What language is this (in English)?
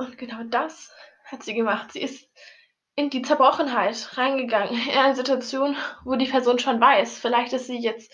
German